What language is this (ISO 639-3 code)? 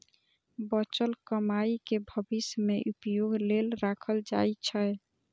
mai